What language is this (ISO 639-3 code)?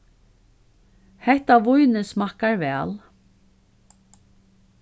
fao